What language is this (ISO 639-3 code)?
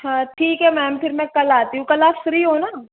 hin